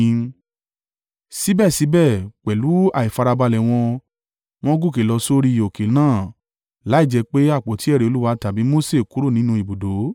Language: Yoruba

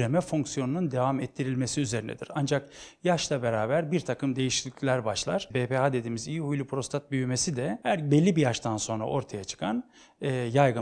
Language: Turkish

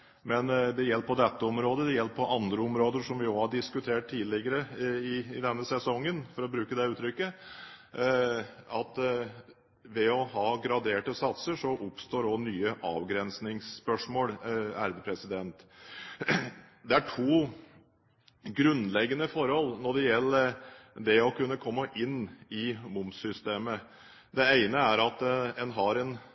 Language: Norwegian Bokmål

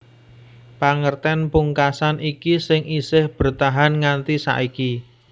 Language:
Javanese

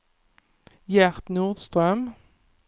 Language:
Swedish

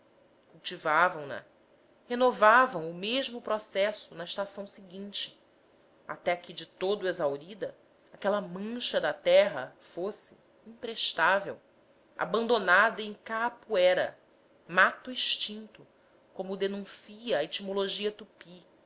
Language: Portuguese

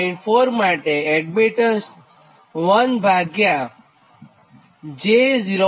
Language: Gujarati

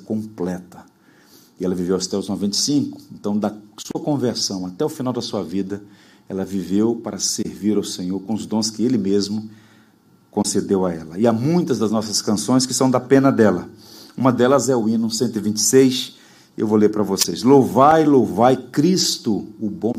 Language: Portuguese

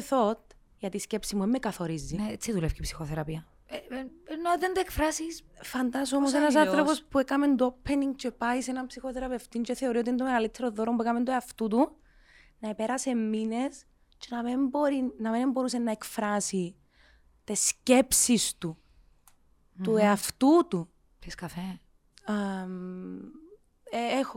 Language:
Greek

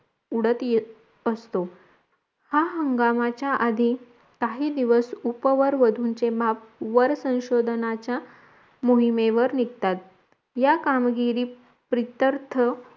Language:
Marathi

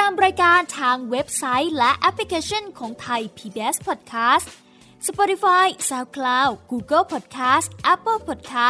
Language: Thai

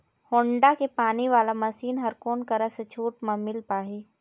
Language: Chhattisgarhi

